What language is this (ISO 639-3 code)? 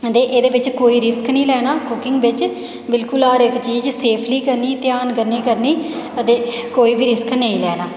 doi